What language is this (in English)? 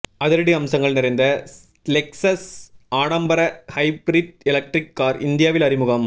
Tamil